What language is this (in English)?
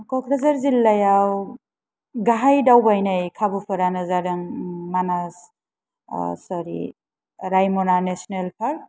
Bodo